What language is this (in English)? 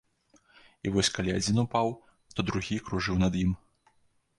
Belarusian